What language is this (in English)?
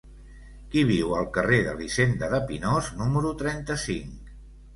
Catalan